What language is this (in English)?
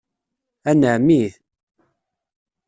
Kabyle